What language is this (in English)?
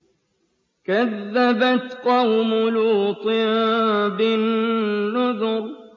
Arabic